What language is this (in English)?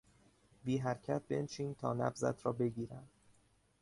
Persian